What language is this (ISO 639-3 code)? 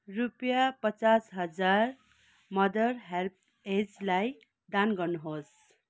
nep